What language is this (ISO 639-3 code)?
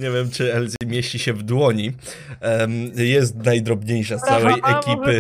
pol